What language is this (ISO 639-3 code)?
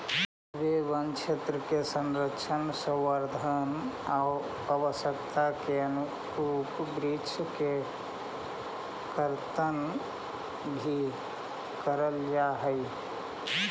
mag